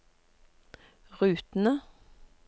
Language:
Norwegian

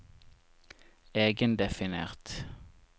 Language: Norwegian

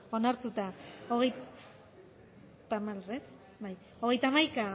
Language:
Basque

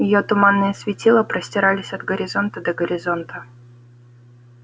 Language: Russian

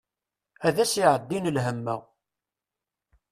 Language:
Kabyle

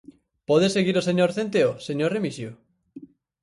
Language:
Galician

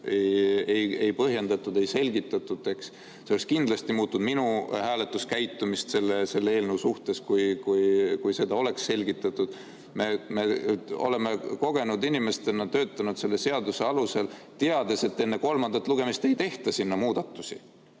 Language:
Estonian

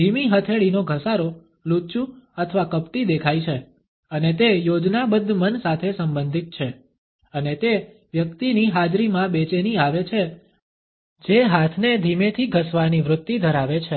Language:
Gujarati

